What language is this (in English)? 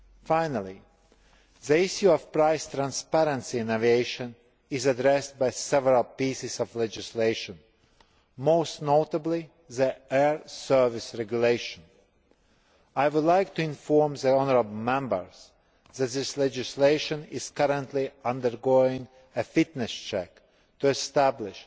English